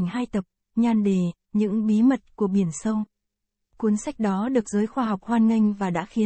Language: Vietnamese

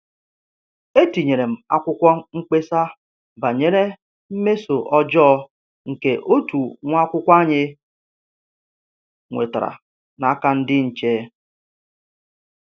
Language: Igbo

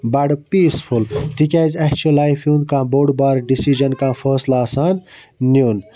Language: Kashmiri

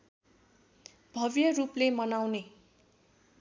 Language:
Nepali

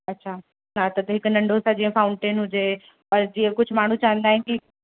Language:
Sindhi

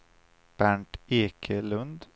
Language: Swedish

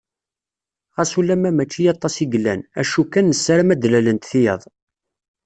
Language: Kabyle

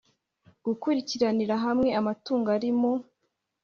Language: Kinyarwanda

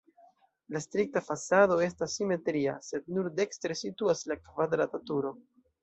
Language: Esperanto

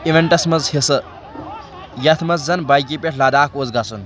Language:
Kashmiri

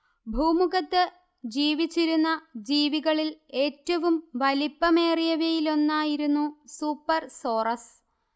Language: Malayalam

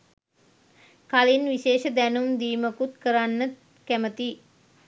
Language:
Sinhala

